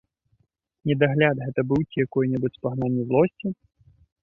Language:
Belarusian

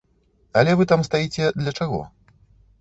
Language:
Belarusian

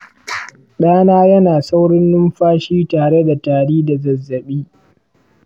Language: Hausa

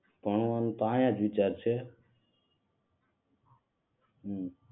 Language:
Gujarati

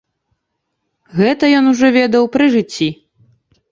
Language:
Belarusian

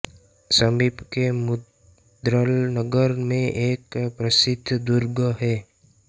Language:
Hindi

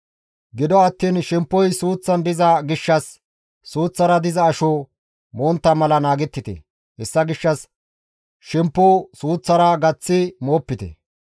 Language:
Gamo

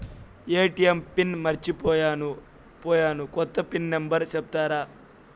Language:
Telugu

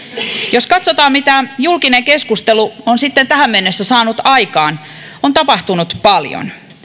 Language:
Finnish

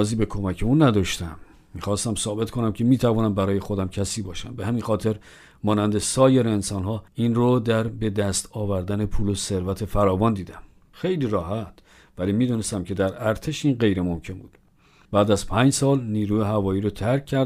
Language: Persian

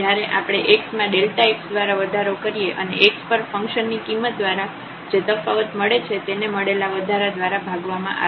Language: Gujarati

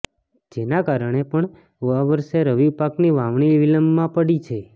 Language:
Gujarati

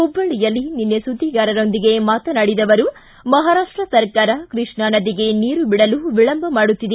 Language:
Kannada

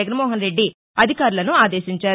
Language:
Telugu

